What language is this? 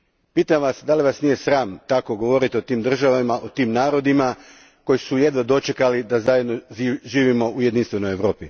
Croatian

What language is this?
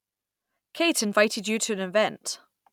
English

